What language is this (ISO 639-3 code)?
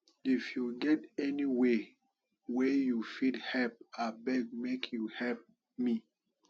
pcm